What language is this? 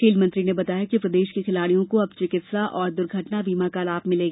Hindi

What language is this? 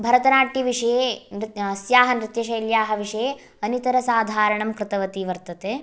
Sanskrit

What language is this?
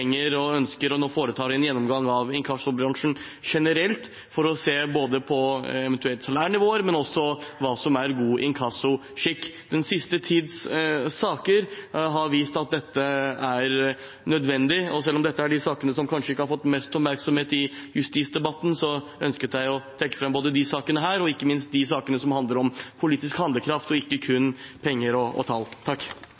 Norwegian Bokmål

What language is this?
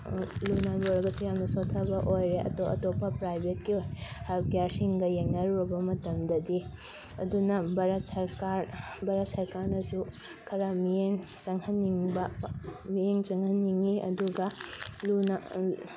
Manipuri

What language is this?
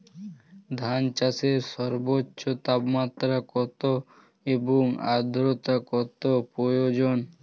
Bangla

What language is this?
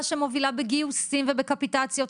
Hebrew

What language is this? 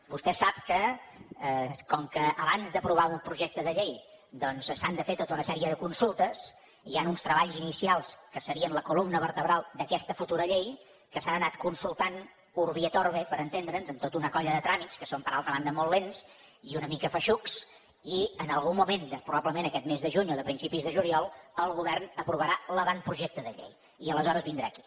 Catalan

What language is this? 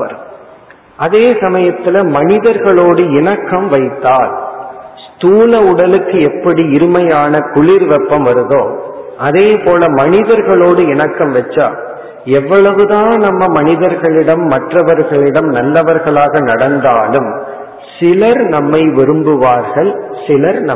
Tamil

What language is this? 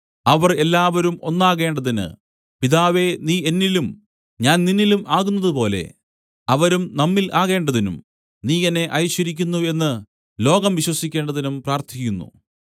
Malayalam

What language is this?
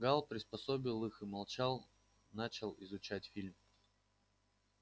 Russian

